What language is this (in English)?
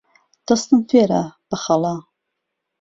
Central Kurdish